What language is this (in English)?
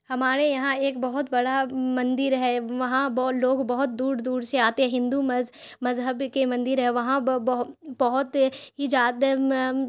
Urdu